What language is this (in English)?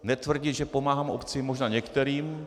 Czech